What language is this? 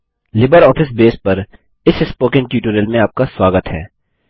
Hindi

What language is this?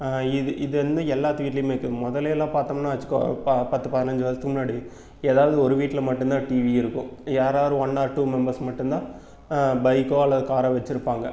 Tamil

